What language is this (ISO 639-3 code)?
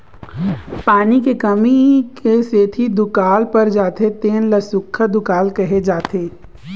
hne